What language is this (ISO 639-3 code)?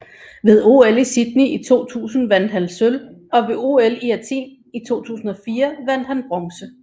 dan